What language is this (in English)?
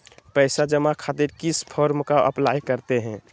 Magahi